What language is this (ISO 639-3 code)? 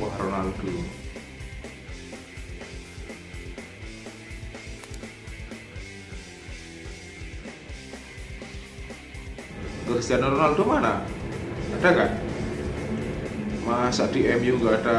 ind